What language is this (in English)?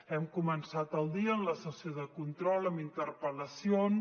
Catalan